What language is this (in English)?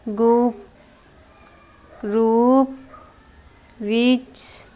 Punjabi